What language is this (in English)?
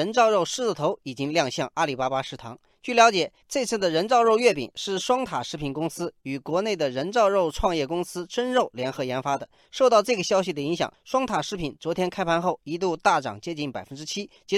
Chinese